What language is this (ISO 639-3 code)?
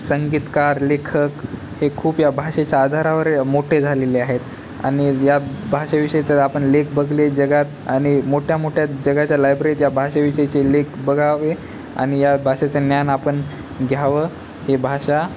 mar